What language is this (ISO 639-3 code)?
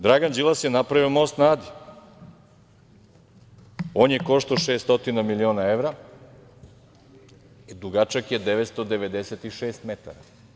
srp